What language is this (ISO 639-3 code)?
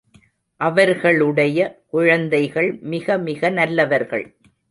tam